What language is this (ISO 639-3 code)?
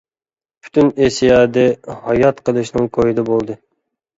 uig